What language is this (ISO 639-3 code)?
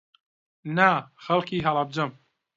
ckb